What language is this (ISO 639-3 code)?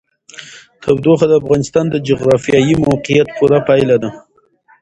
pus